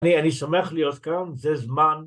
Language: Hebrew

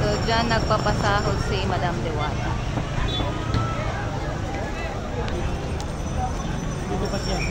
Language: Filipino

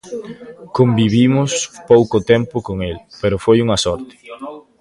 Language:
Galician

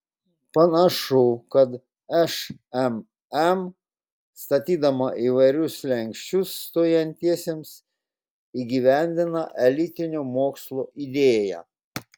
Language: Lithuanian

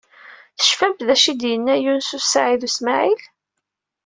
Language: Kabyle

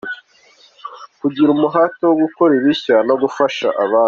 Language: Kinyarwanda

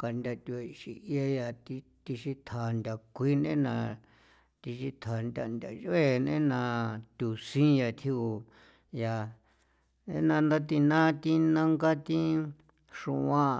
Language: San Felipe Otlaltepec Popoloca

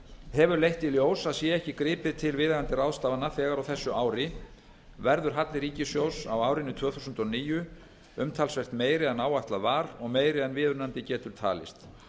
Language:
Icelandic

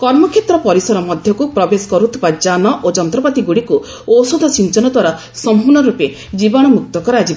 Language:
Odia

